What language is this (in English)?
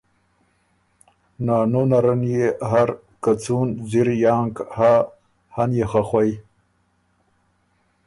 Ormuri